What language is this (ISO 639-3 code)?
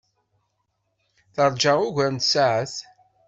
kab